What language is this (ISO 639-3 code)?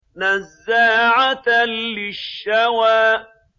ara